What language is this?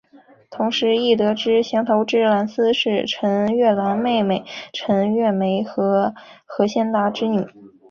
Chinese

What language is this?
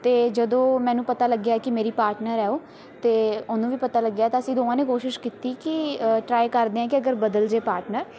Punjabi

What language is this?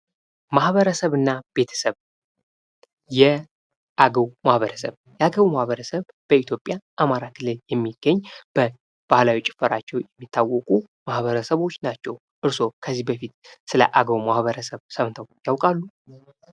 Amharic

